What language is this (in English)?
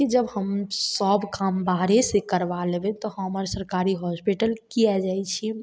Maithili